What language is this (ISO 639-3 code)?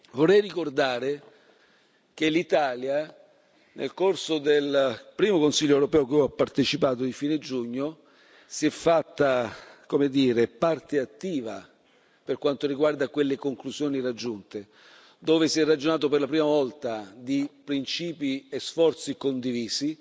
ita